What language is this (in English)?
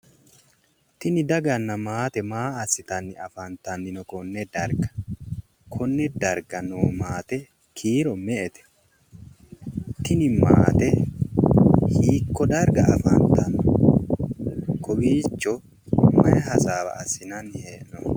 Sidamo